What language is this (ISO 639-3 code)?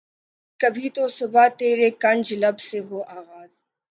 urd